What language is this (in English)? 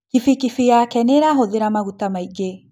Kikuyu